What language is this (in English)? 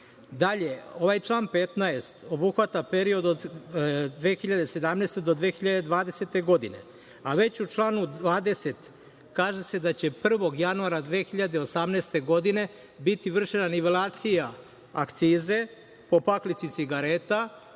Serbian